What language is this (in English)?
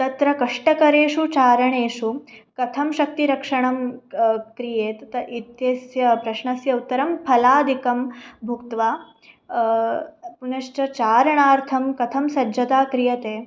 Sanskrit